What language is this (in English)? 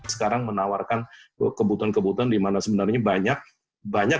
Indonesian